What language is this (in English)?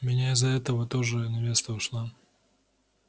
Russian